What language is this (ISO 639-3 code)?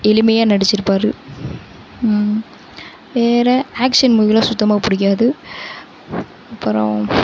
tam